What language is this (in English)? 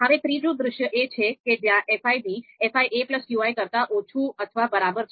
Gujarati